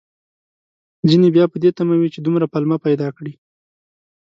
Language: Pashto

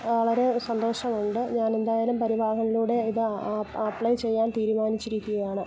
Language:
Malayalam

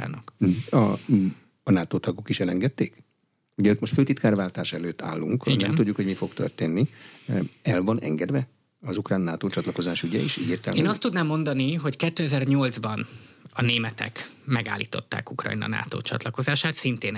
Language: Hungarian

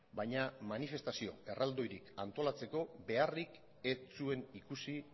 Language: Basque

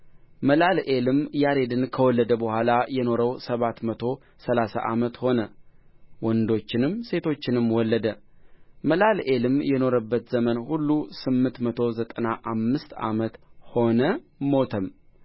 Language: Amharic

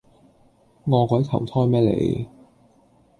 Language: Cantonese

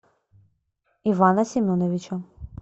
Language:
Russian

